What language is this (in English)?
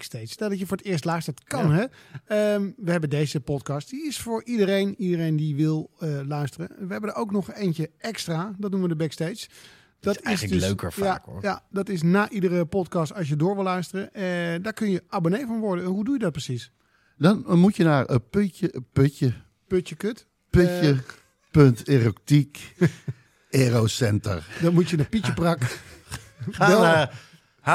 Dutch